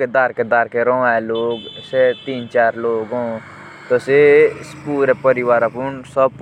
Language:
Jaunsari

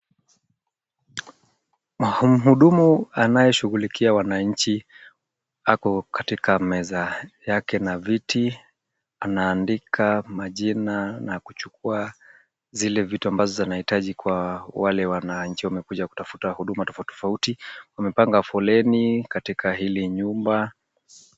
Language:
Swahili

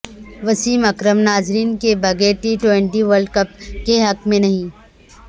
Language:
Urdu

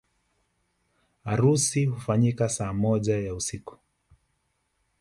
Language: Swahili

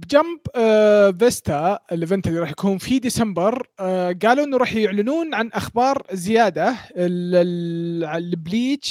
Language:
Arabic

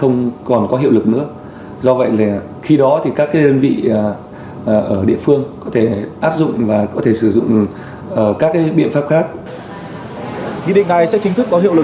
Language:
Vietnamese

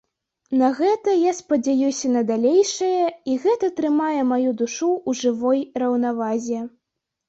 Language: Belarusian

